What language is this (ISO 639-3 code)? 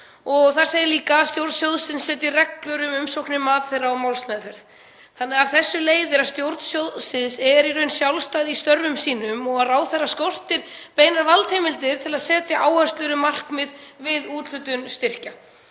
isl